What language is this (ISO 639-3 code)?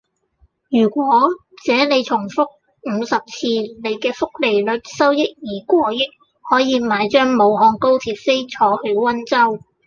yue